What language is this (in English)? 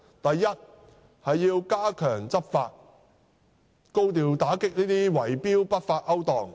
Cantonese